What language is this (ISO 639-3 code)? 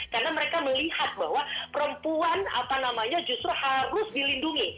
ind